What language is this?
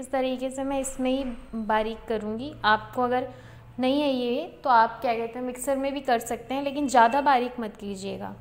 Hindi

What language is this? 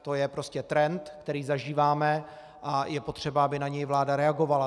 Czech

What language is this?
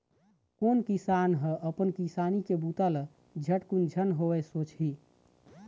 Chhattisgarhi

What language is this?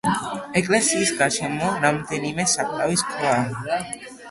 Georgian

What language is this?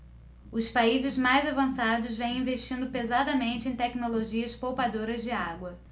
Portuguese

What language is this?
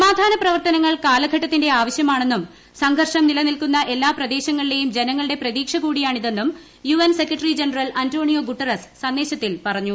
Malayalam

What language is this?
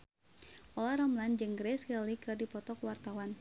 Sundanese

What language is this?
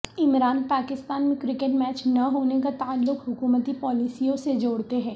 Urdu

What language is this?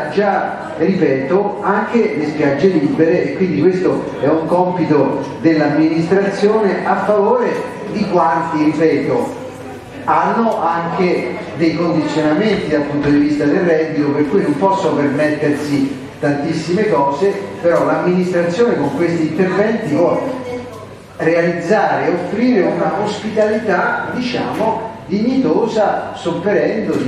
Italian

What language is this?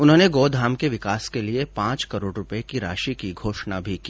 Hindi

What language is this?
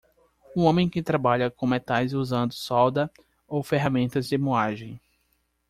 Portuguese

